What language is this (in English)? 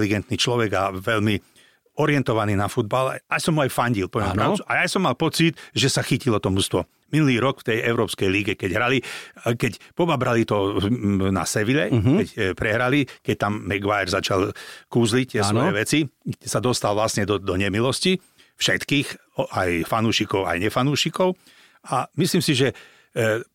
Slovak